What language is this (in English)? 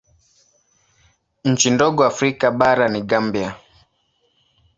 Swahili